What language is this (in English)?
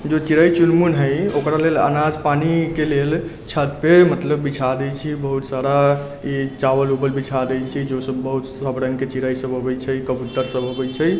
Maithili